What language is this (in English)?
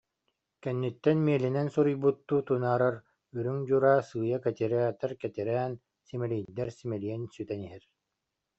Yakut